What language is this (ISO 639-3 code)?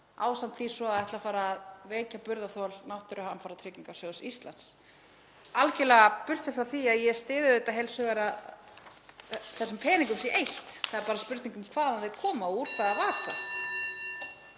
isl